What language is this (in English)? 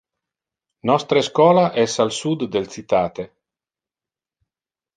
Interlingua